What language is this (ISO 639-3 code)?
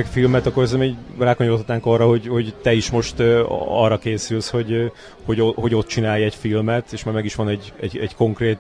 hun